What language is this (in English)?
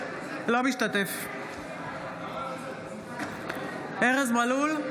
Hebrew